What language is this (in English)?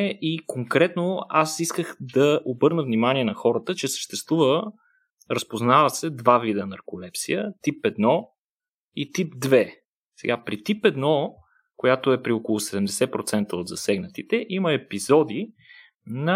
Bulgarian